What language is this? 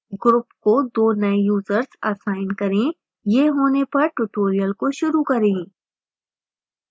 Hindi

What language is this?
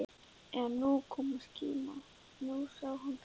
Icelandic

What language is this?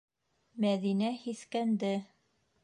Bashkir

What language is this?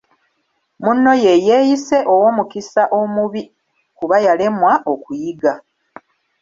Ganda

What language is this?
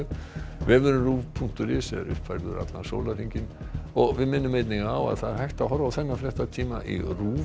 Icelandic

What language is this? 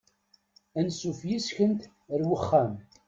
Kabyle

